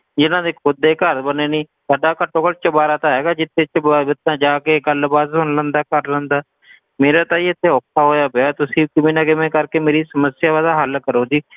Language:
Punjabi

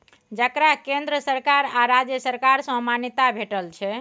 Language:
Maithili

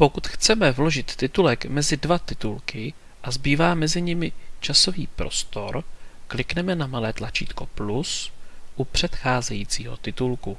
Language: Czech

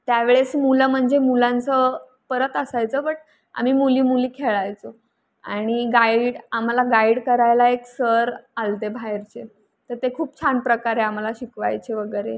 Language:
Marathi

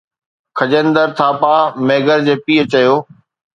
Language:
Sindhi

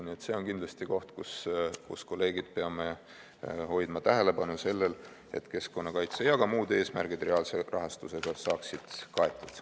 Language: Estonian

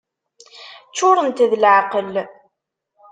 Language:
Kabyle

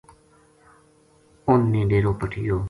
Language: Gujari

